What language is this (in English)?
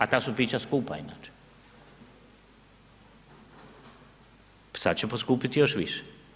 Croatian